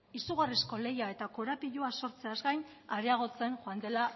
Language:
Basque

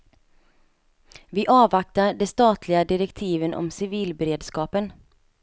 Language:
Swedish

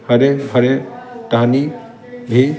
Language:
Hindi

